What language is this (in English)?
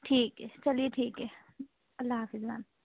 Urdu